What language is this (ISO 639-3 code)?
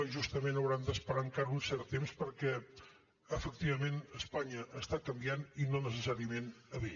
cat